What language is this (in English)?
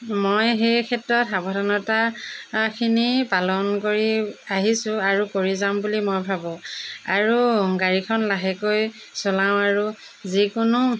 Assamese